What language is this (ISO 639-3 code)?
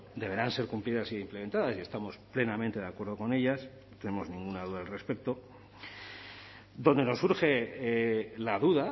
spa